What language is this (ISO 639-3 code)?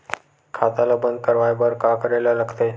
hne